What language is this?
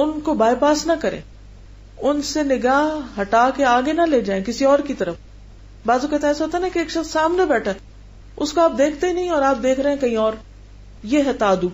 Hindi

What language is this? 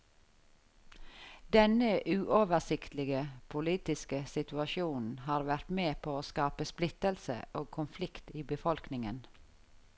Norwegian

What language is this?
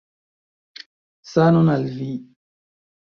Esperanto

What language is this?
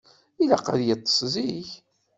Kabyle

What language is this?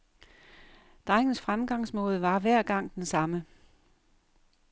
Danish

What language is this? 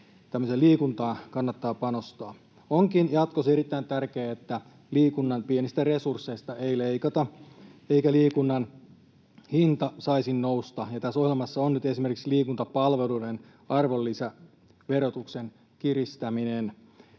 Finnish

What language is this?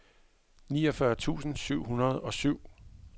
Danish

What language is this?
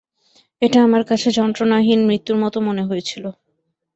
Bangla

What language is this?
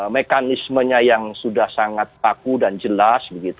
Indonesian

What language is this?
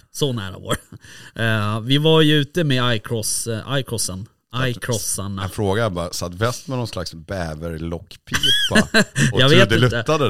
Swedish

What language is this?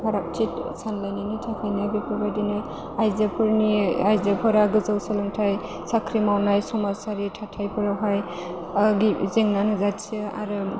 Bodo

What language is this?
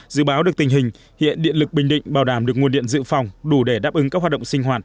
Vietnamese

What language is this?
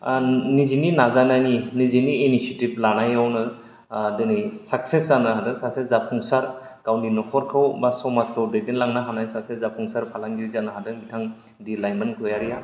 Bodo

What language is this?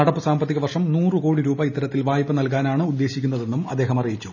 Malayalam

